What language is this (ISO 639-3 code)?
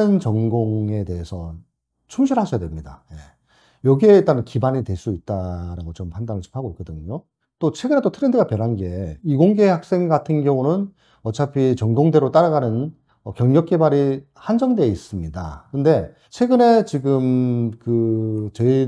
kor